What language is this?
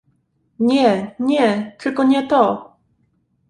Polish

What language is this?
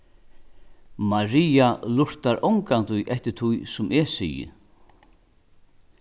Faroese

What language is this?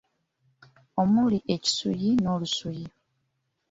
Ganda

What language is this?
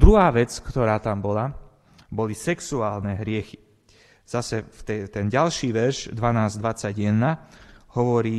Slovak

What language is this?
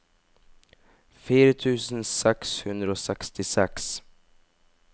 Norwegian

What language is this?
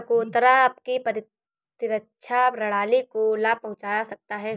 Hindi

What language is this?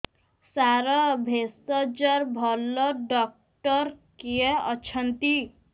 Odia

